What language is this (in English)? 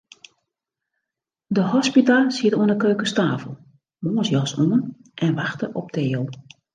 Western Frisian